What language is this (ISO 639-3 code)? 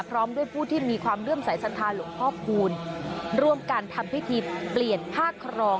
tha